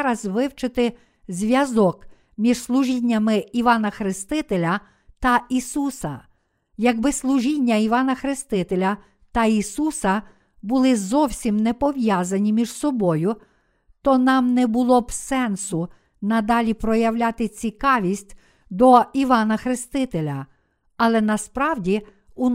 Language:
Ukrainian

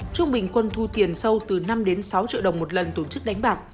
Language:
Vietnamese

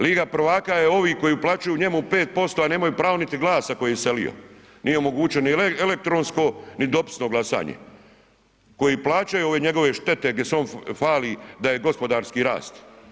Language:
Croatian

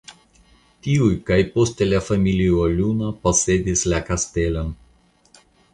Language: Esperanto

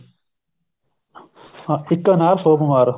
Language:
Punjabi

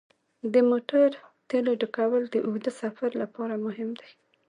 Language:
Pashto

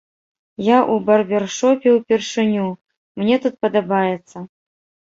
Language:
Belarusian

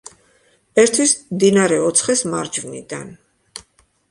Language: Georgian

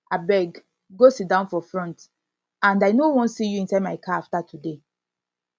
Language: Nigerian Pidgin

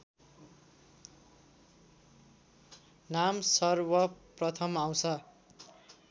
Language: Nepali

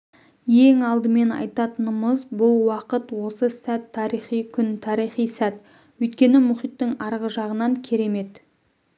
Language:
Kazakh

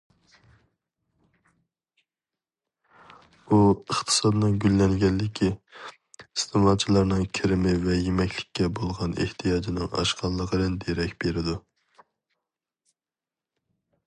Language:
Uyghur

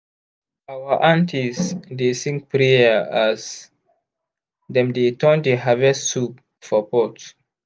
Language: Nigerian Pidgin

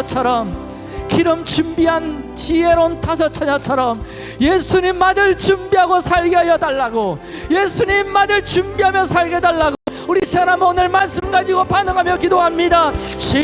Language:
Korean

